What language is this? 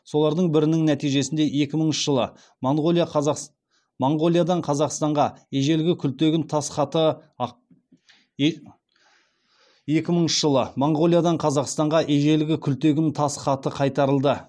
Kazakh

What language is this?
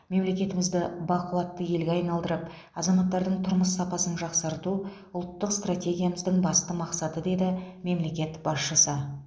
Kazakh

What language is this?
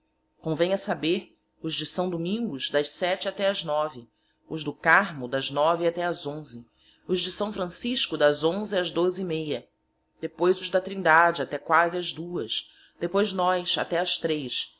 Portuguese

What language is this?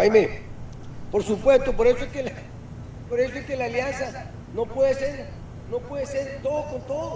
Spanish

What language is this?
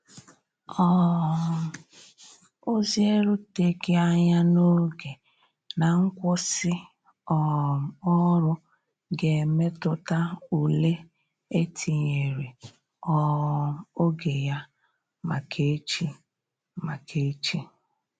Igbo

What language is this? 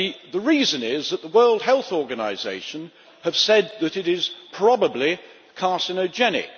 English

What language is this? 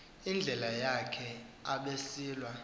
Xhosa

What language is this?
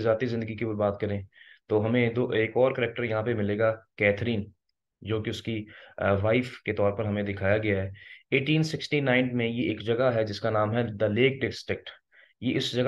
Hindi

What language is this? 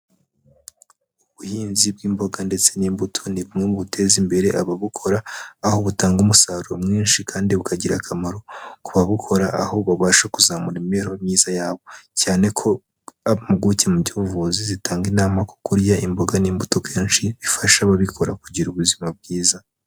Kinyarwanda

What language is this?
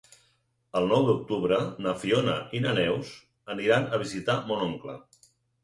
Catalan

